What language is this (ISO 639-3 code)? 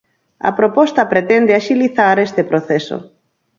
glg